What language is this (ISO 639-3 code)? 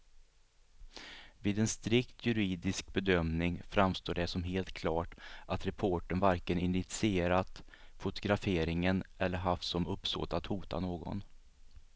swe